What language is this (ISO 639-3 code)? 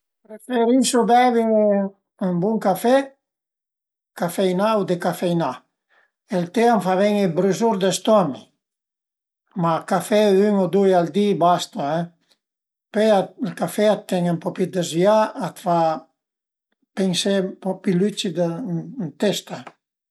pms